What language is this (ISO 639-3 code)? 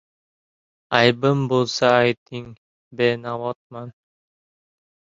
uzb